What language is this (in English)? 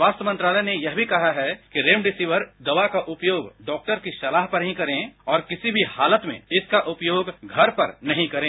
Hindi